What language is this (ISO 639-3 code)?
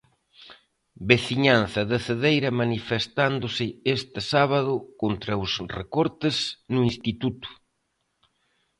glg